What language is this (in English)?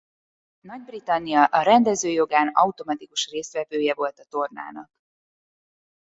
Hungarian